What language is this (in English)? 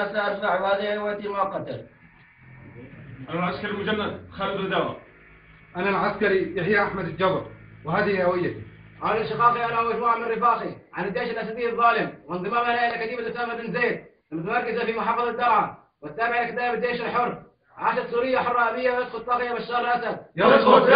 Arabic